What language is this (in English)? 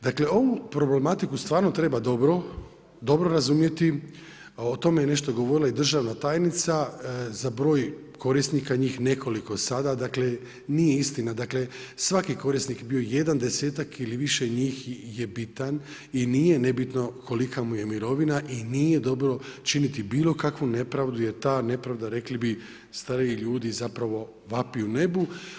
Croatian